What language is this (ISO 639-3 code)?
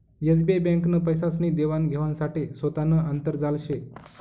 mar